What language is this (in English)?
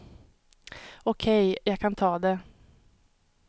Swedish